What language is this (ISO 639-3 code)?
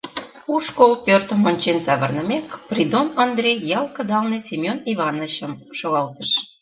chm